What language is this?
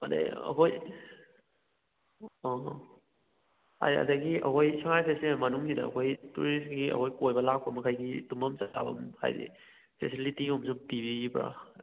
Manipuri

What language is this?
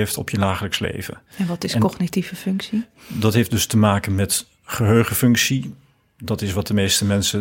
Dutch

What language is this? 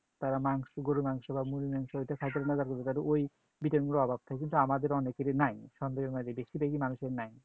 Bangla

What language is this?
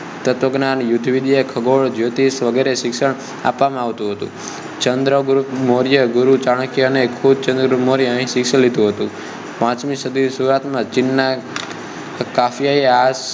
Gujarati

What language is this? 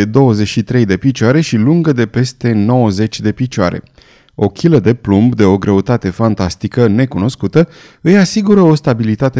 Romanian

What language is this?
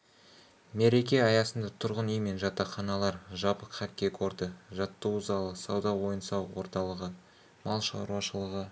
Kazakh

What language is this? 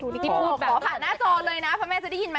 Thai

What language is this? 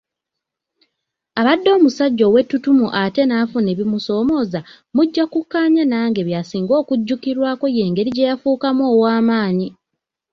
Ganda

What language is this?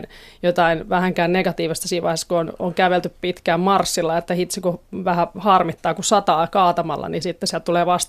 Finnish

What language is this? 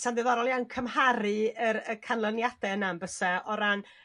Welsh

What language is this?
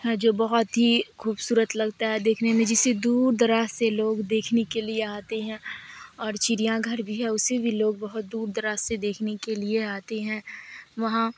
Urdu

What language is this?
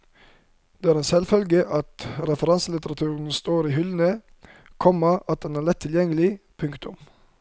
Norwegian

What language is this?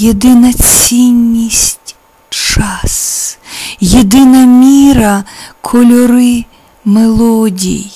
Ukrainian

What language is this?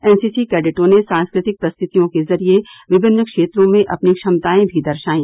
Hindi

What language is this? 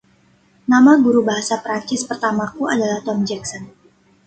Indonesian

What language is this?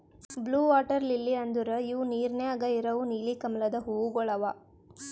Kannada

